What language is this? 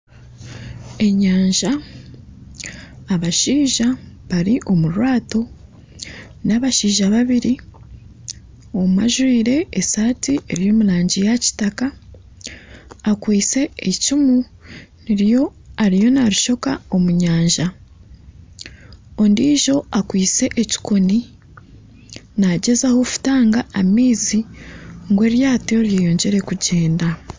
Nyankole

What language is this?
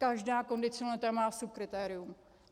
Czech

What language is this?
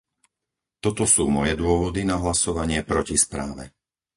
Slovak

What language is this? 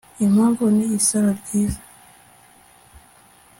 Kinyarwanda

